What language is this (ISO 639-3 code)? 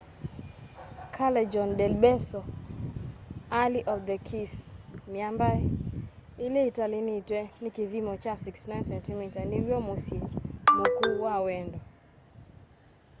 kam